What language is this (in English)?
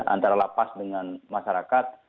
Indonesian